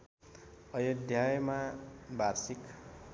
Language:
Nepali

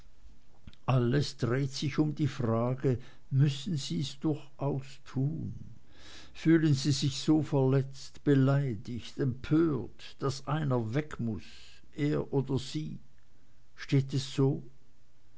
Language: German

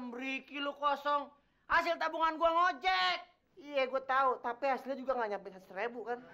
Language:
Indonesian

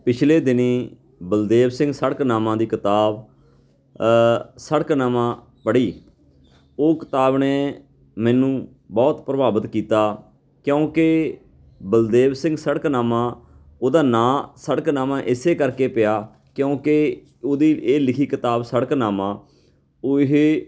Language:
Punjabi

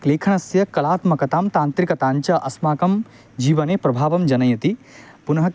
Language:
Sanskrit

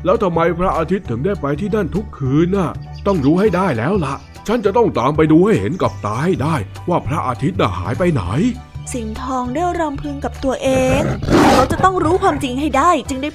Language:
Thai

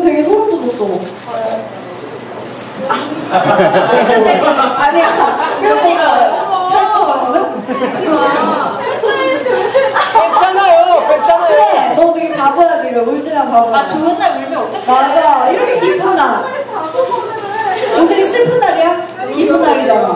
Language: Korean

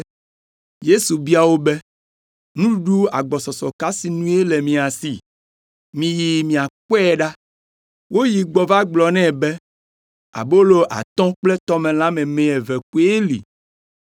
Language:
Ewe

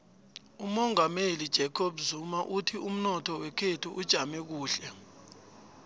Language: South Ndebele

